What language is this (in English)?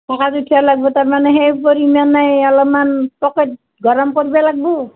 Assamese